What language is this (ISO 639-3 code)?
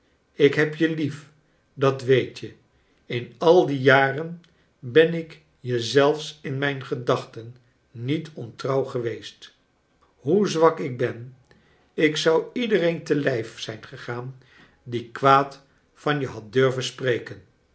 nld